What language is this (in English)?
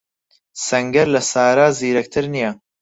Central Kurdish